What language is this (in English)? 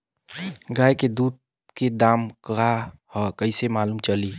Bhojpuri